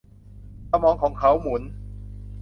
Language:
Thai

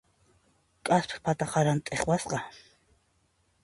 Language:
Puno Quechua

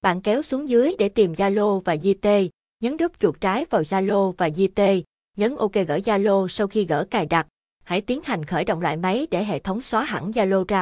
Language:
Vietnamese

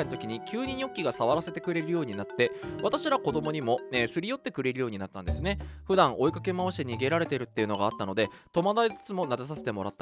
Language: Japanese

